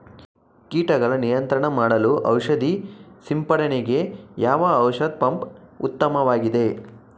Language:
Kannada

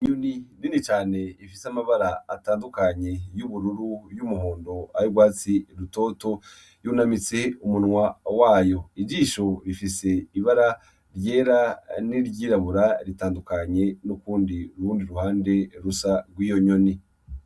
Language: Rundi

